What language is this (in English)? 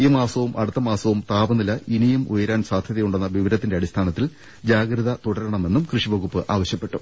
Malayalam